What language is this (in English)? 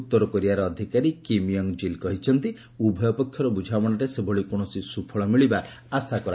Odia